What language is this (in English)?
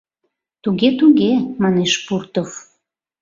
Mari